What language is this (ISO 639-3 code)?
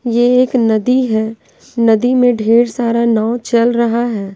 hin